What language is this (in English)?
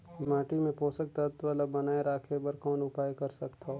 Chhattisgarhi